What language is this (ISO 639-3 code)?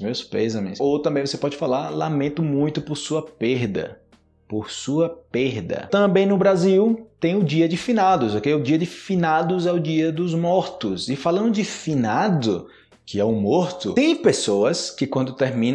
por